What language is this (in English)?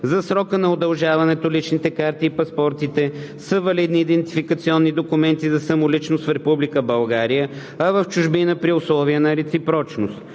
Bulgarian